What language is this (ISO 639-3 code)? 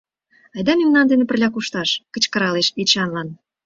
chm